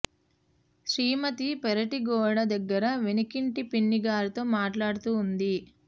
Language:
Telugu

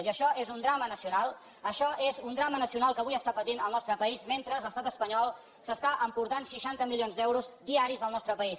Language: Catalan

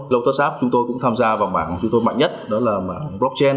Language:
Vietnamese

